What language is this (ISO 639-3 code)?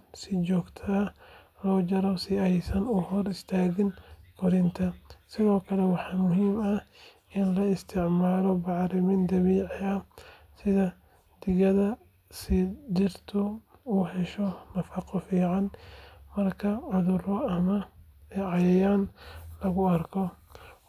som